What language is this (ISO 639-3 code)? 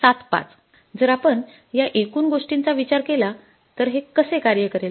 mar